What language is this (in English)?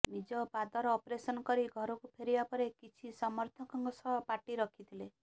Odia